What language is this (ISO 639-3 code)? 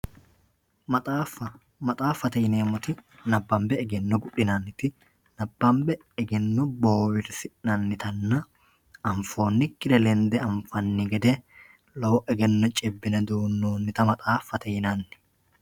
sid